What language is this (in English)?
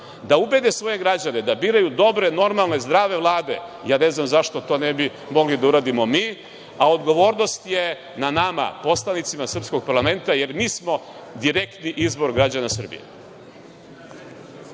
Serbian